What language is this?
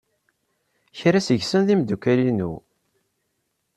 Kabyle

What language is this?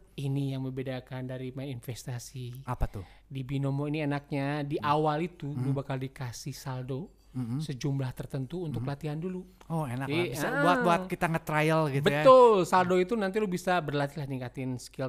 Indonesian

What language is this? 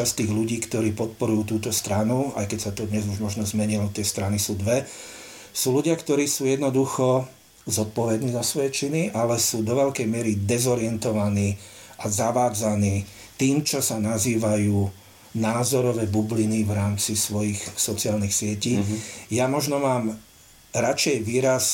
Slovak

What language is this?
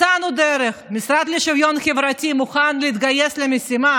Hebrew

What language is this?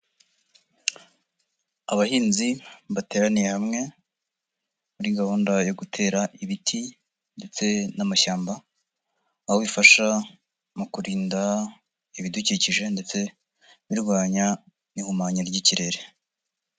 Kinyarwanda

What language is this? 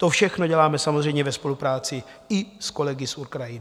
Czech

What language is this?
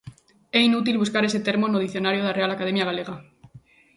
Galician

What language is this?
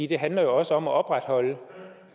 Danish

